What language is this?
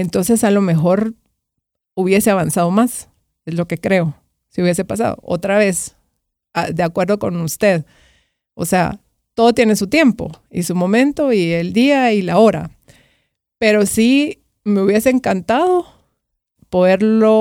Spanish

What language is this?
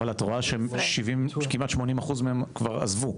Hebrew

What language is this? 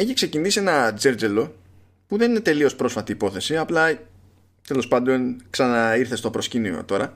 Greek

